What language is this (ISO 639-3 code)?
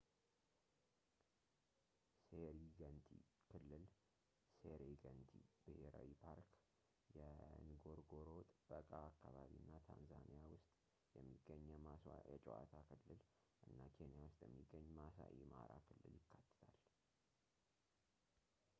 amh